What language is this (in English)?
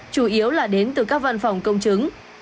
Vietnamese